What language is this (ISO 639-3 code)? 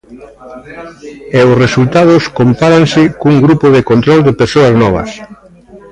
glg